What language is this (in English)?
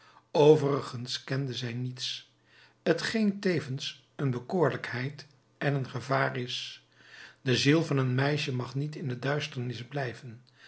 Dutch